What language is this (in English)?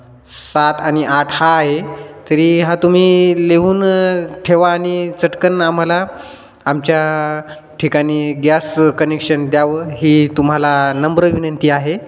Marathi